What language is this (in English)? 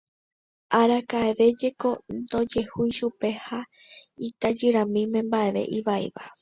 Guarani